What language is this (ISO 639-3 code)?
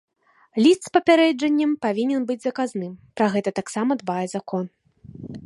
bel